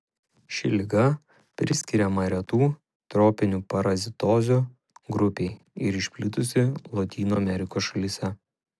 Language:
Lithuanian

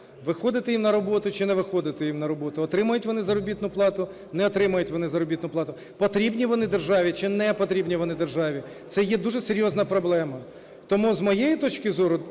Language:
Ukrainian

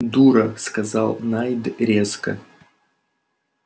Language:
Russian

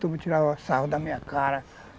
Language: Portuguese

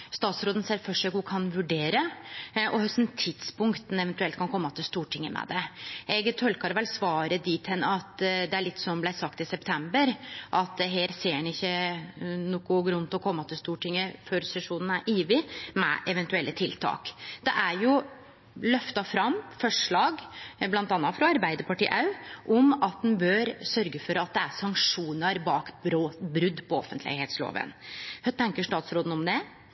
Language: Norwegian Nynorsk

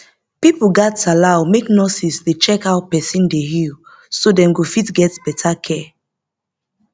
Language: Nigerian Pidgin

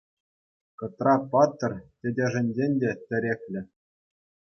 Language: Chuvash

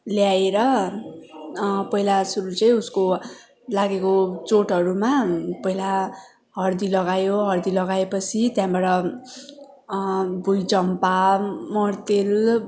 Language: Nepali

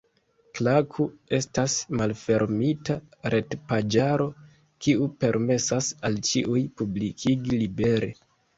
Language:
Esperanto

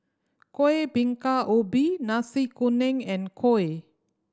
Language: English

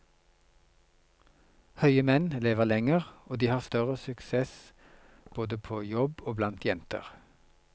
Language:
Norwegian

